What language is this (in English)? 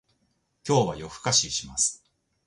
Japanese